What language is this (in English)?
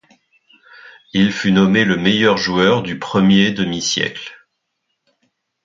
French